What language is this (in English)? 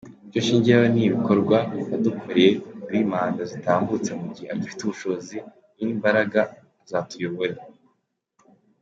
Kinyarwanda